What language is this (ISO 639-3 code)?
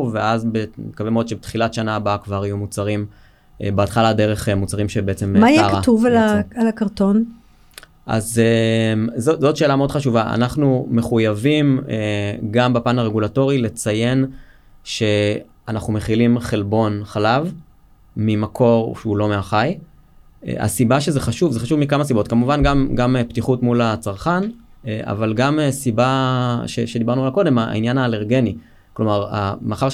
heb